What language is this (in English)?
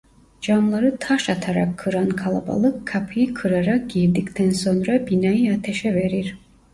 Turkish